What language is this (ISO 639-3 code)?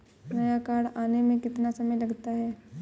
hin